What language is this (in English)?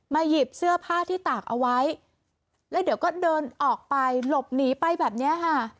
Thai